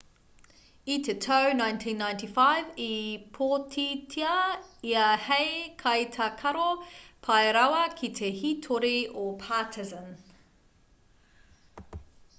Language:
Māori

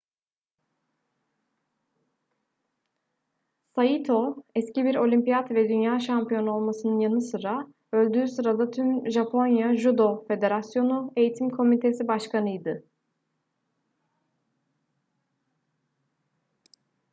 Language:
Turkish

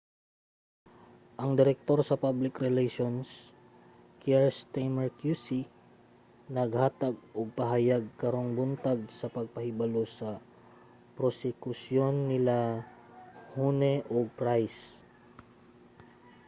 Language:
Cebuano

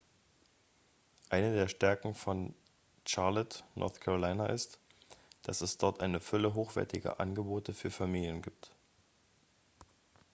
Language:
German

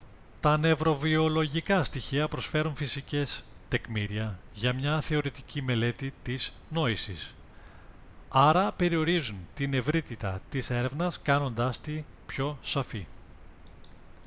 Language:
Greek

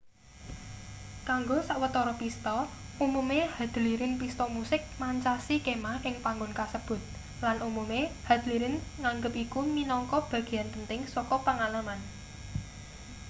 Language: Javanese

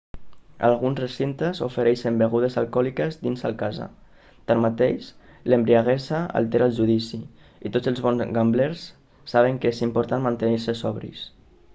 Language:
Catalan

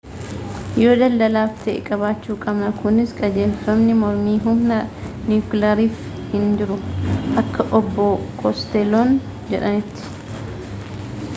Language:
Oromo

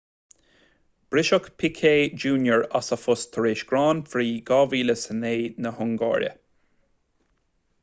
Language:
Irish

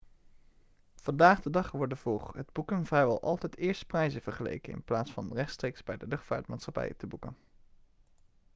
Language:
Dutch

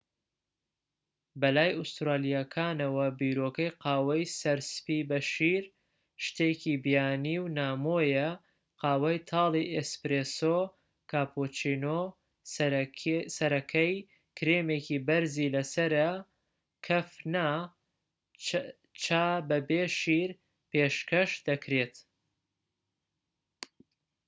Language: Central Kurdish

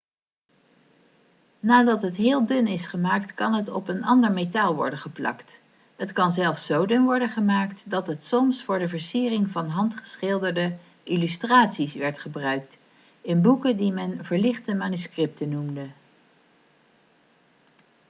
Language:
Dutch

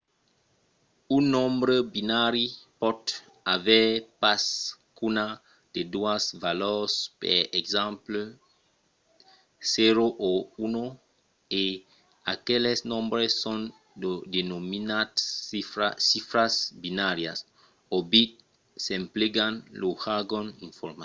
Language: Occitan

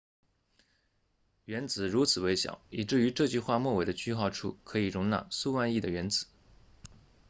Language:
Chinese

